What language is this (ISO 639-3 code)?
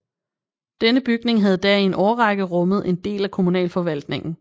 dan